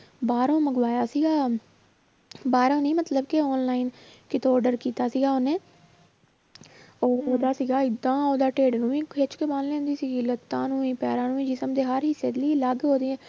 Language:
Punjabi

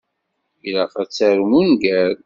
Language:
Kabyle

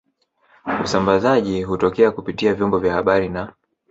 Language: Swahili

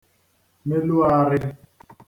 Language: Igbo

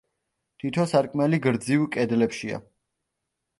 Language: Georgian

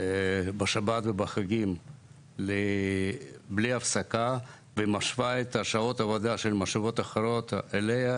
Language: Hebrew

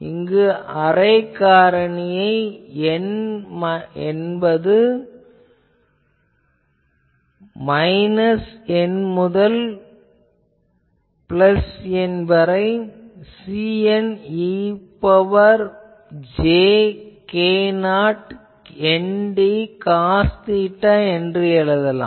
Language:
Tamil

